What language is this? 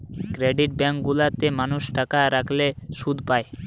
Bangla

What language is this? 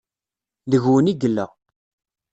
Kabyle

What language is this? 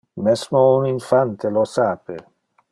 Interlingua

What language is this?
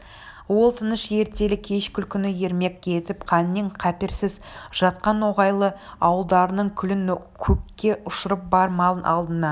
Kazakh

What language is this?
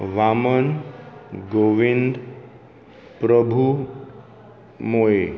Konkani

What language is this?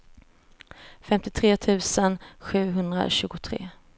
Swedish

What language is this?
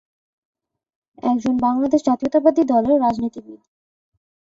Bangla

